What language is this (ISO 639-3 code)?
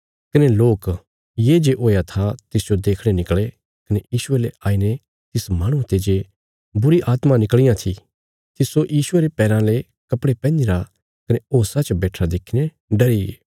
kfs